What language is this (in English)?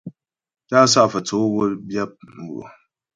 Ghomala